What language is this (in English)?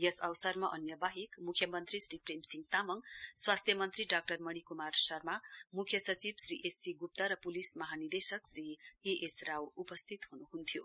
Nepali